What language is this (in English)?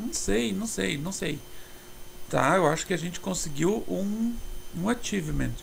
Portuguese